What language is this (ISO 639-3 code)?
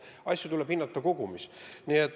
est